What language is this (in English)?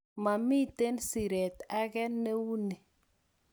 Kalenjin